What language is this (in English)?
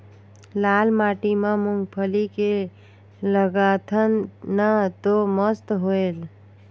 Chhattisgarhi